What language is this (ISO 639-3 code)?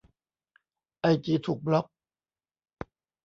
tha